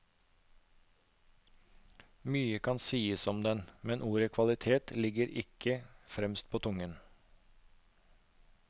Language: Norwegian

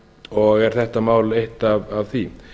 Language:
Icelandic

